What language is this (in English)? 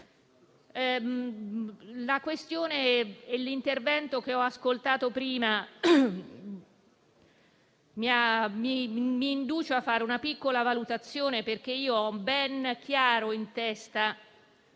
Italian